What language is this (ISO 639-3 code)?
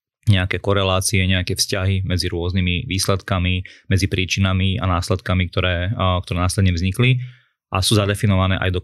slk